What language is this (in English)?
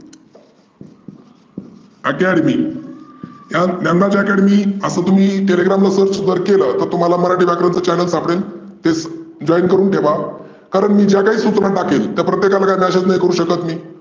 Marathi